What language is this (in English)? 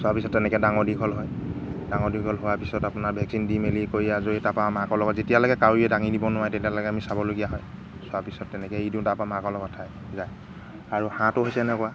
Assamese